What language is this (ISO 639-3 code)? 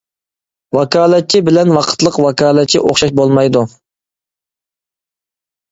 uig